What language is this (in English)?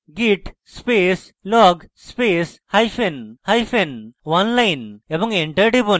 Bangla